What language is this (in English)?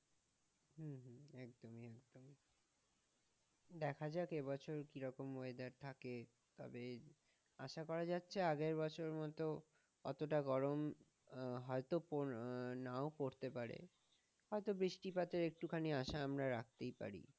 Bangla